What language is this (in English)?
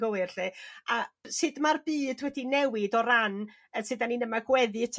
Welsh